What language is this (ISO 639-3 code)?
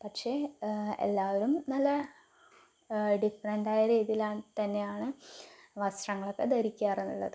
mal